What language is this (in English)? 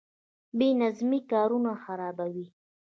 Pashto